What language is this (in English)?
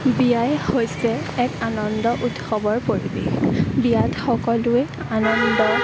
Assamese